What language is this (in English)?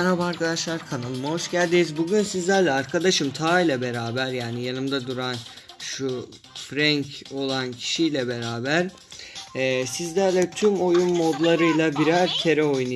Turkish